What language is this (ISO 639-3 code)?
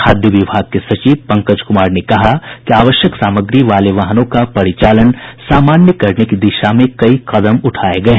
hin